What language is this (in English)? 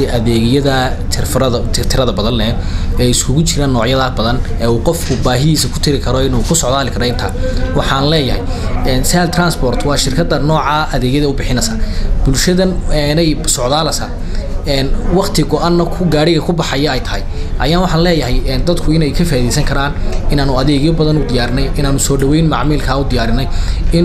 Arabic